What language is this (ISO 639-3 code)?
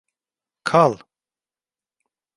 tur